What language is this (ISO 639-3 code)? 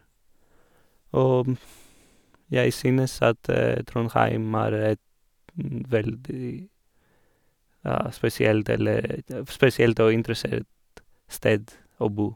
nor